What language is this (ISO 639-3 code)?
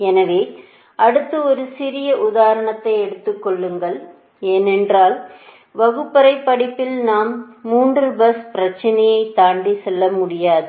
tam